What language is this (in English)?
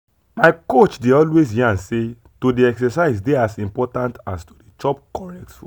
Nigerian Pidgin